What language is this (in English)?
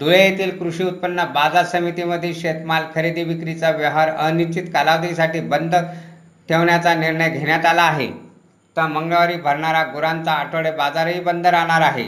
Marathi